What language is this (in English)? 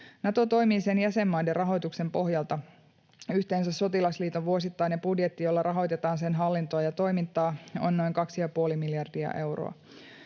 Finnish